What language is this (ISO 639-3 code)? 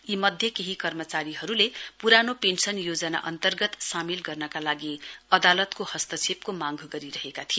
nep